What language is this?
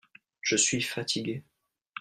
French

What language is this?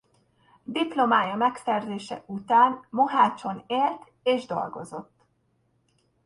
Hungarian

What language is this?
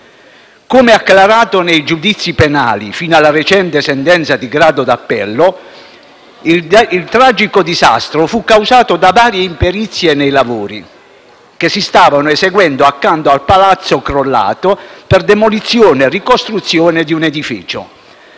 Italian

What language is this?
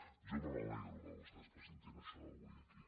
Catalan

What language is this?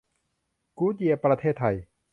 Thai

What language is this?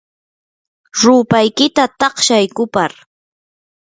Yanahuanca Pasco Quechua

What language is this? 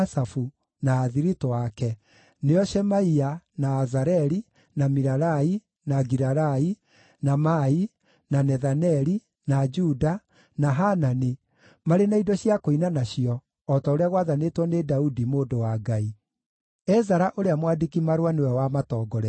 Kikuyu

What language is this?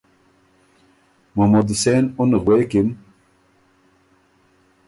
Ormuri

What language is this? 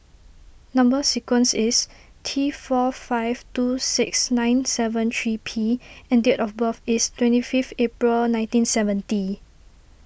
English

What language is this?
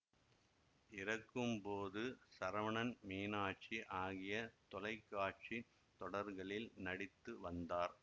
Tamil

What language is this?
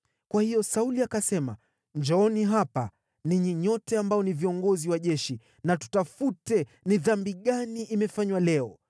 Swahili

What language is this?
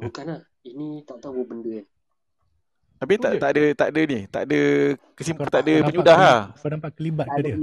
Malay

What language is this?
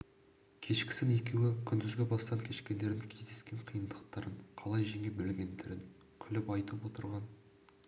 Kazakh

